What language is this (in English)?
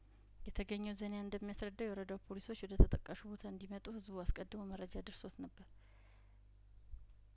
Amharic